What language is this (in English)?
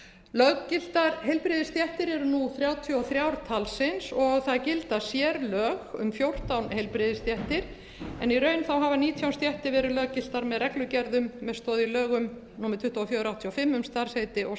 Icelandic